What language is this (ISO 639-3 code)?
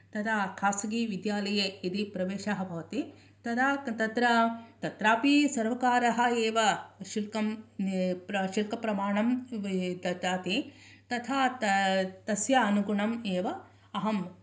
san